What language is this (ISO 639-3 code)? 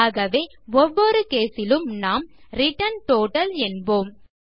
tam